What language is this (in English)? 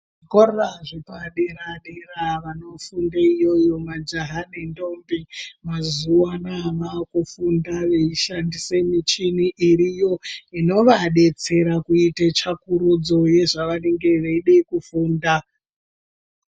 Ndau